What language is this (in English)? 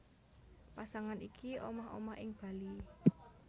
Javanese